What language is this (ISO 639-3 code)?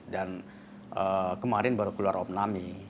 ind